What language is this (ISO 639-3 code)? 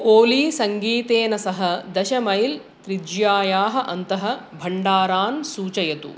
san